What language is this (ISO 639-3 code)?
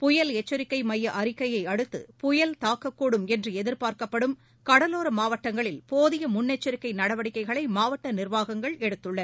tam